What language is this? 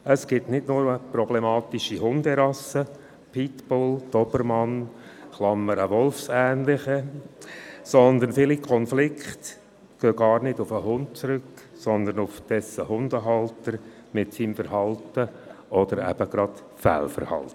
Swiss German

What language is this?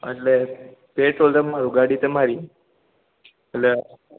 Gujarati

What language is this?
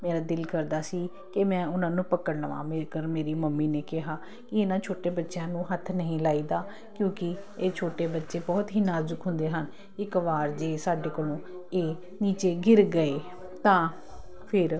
Punjabi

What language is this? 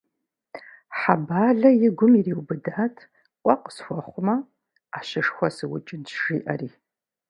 Kabardian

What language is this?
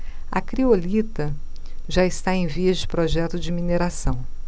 Portuguese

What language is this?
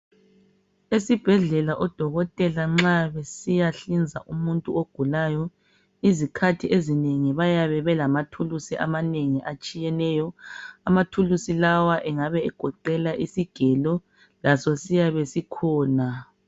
North Ndebele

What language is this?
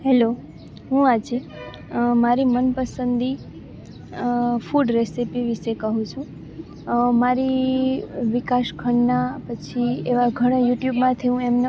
Gujarati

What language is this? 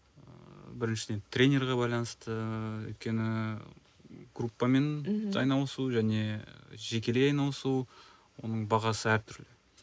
Kazakh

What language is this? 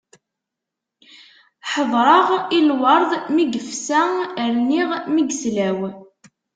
Kabyle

